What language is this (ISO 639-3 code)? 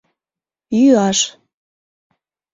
chm